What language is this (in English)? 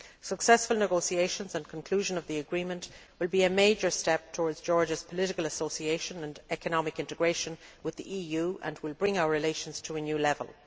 English